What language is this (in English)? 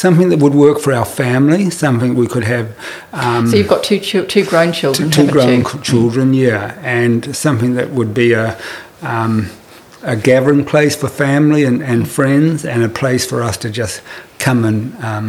English